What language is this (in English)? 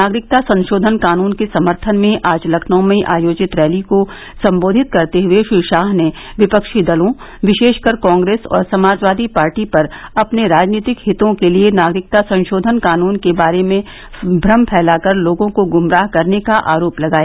Hindi